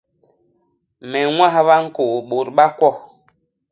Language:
Basaa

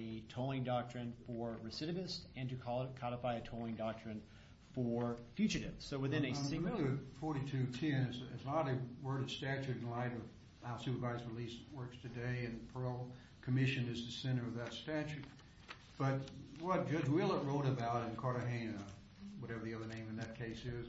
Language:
English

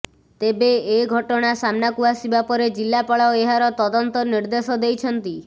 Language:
Odia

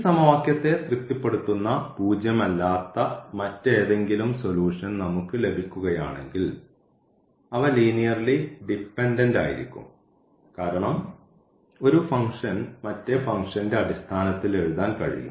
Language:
Malayalam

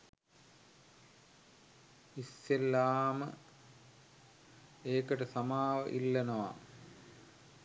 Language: Sinhala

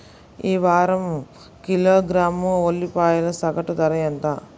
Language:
Telugu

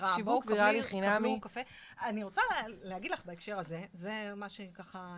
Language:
Hebrew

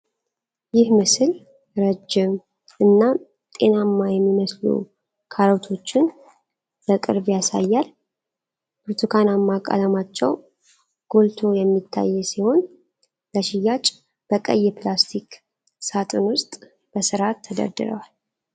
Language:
Amharic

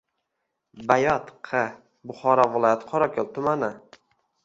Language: Uzbek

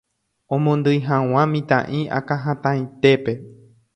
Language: Guarani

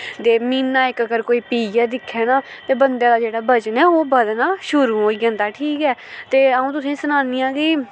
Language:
Dogri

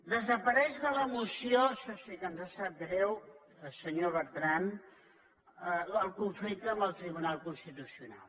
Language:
Catalan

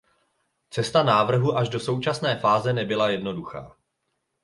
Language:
Czech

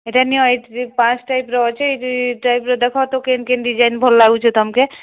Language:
Odia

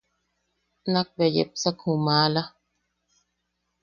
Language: Yaqui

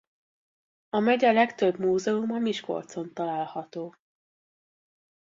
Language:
Hungarian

